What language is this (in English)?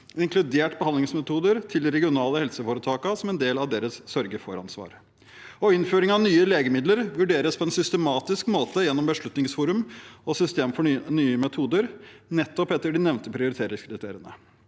Norwegian